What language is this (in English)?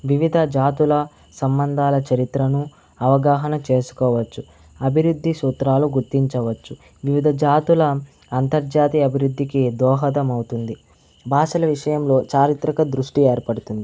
Telugu